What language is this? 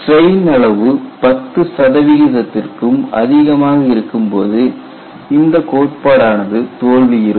Tamil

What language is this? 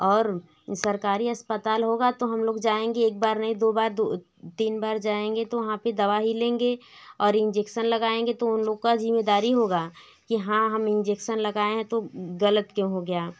Hindi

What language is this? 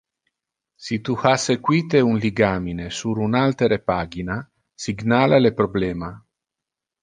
Interlingua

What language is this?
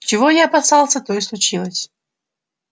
Russian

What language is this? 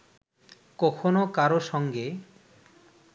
Bangla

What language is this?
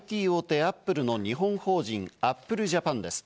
Japanese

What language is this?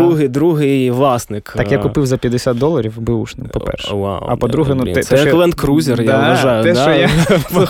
Ukrainian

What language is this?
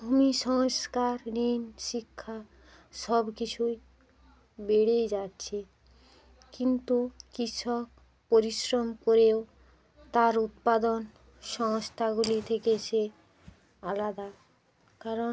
Bangla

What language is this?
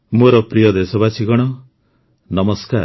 Odia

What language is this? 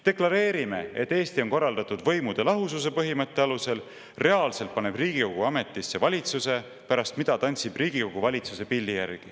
Estonian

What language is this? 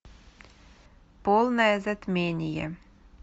Russian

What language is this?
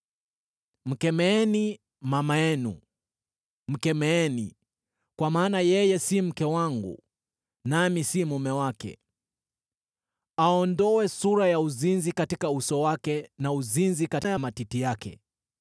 Swahili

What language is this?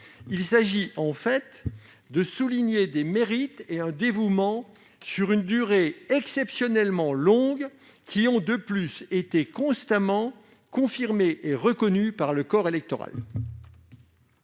French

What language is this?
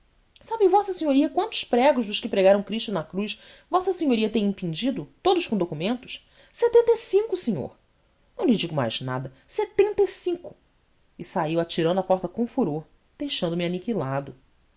Portuguese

